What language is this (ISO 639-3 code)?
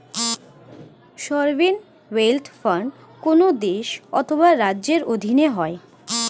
ben